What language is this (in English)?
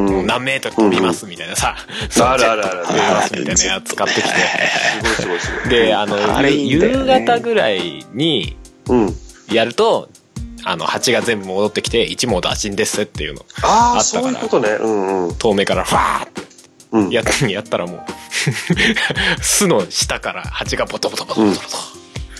Japanese